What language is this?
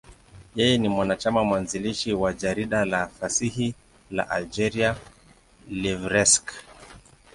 Swahili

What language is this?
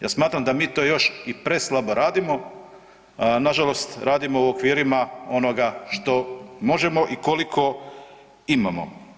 Croatian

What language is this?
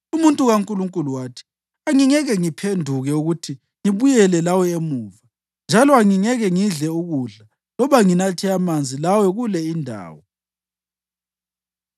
North Ndebele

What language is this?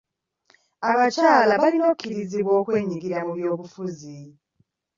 Ganda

